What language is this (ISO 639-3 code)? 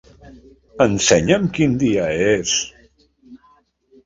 cat